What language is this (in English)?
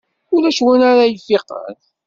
Kabyle